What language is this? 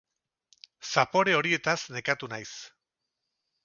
Basque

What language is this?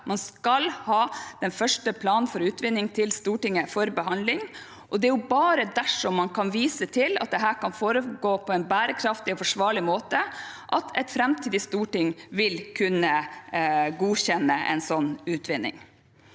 Norwegian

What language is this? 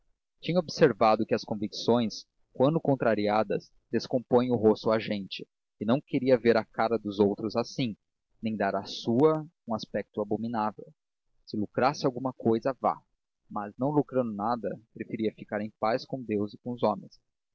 Portuguese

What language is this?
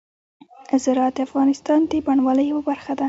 Pashto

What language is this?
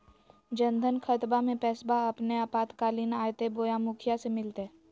Magahi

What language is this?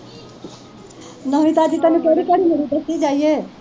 Punjabi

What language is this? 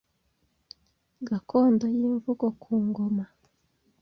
Kinyarwanda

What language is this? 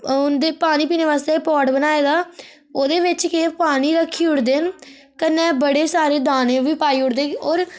Dogri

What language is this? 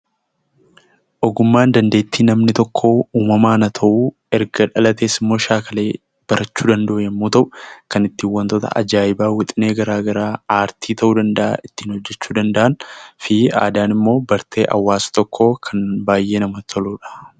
Oromo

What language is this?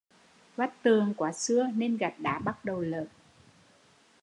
Vietnamese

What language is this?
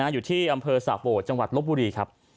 Thai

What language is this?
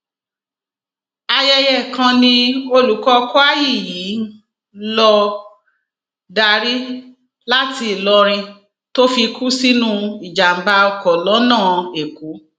Yoruba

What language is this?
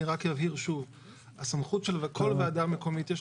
Hebrew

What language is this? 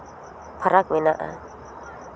Santali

